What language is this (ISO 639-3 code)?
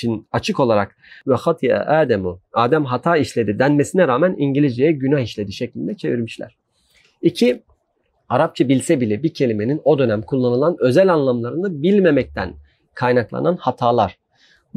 tur